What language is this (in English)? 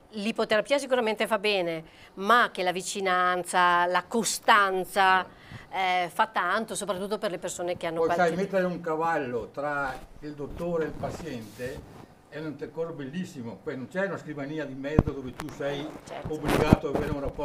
Italian